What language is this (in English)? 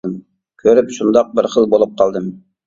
Uyghur